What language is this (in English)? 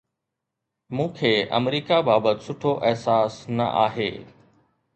Sindhi